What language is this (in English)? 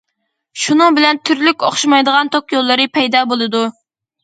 Uyghur